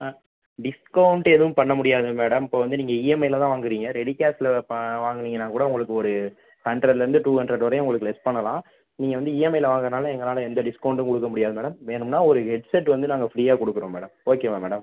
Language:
Tamil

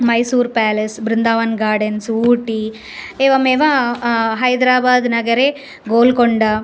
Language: Sanskrit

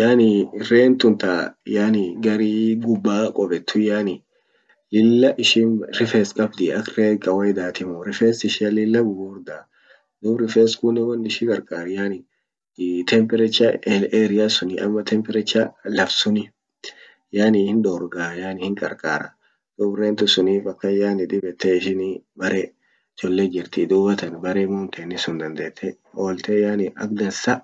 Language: Orma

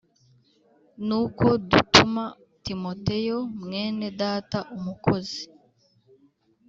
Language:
Kinyarwanda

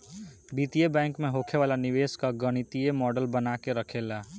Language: Bhojpuri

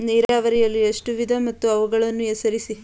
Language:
Kannada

